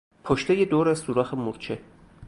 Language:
Persian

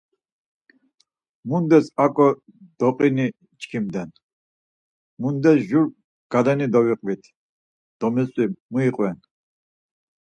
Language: Laz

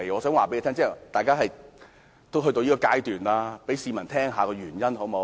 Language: Cantonese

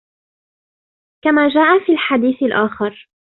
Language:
Arabic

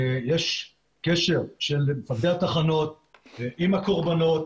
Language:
Hebrew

